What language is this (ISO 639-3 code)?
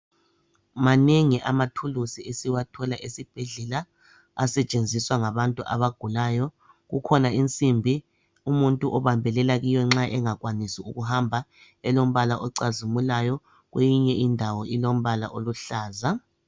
nde